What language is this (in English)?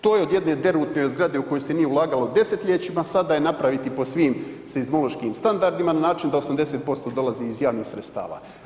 Croatian